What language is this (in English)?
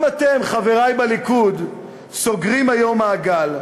Hebrew